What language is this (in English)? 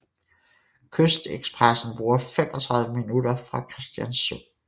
Danish